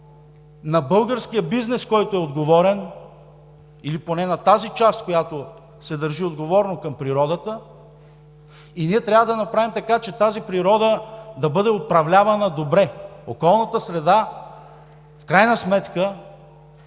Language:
Bulgarian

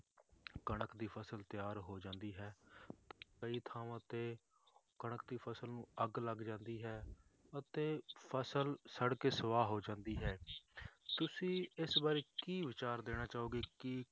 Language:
Punjabi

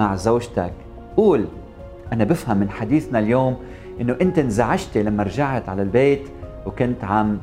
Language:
Arabic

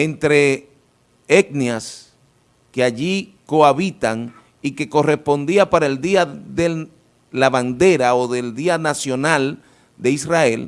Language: Spanish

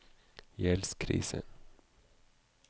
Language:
Norwegian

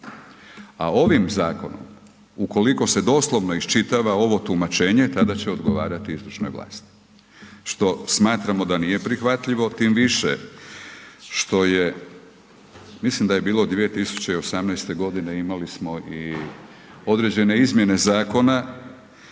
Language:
Croatian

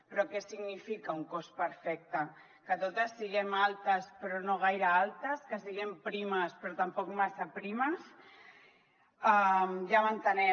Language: Catalan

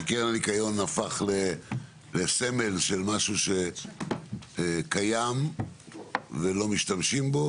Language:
Hebrew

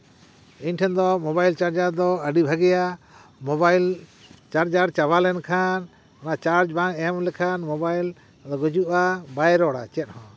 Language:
Santali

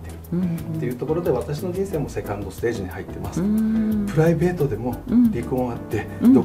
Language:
Japanese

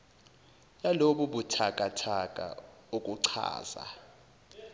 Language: Zulu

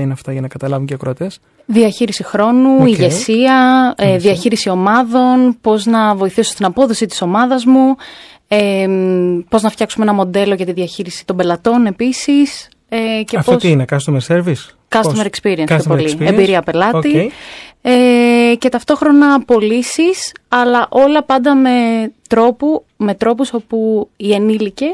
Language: Greek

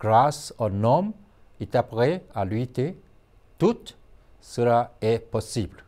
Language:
French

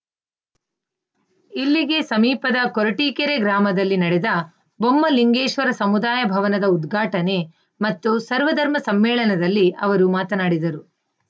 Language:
Kannada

